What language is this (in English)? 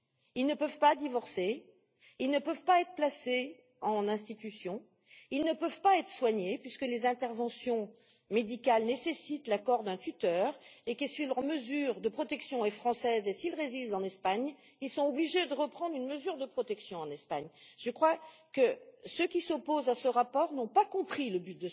French